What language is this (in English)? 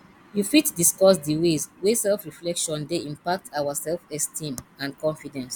Nigerian Pidgin